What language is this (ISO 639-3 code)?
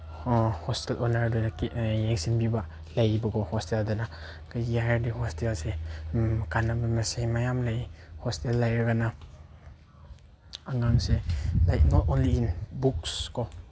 mni